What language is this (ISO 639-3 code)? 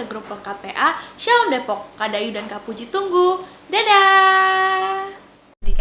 ind